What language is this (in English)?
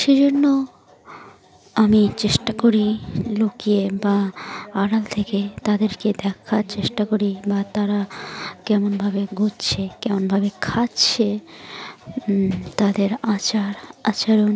Bangla